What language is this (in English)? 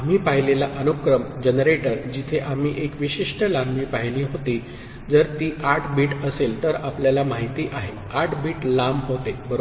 Marathi